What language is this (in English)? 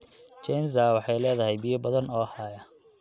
Somali